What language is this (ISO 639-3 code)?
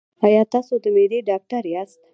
pus